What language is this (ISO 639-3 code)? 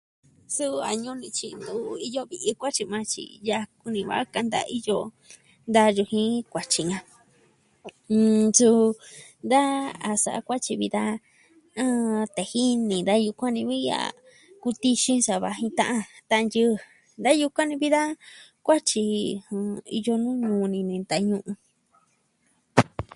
meh